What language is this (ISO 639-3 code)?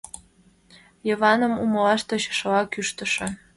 chm